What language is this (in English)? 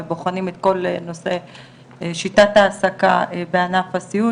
Hebrew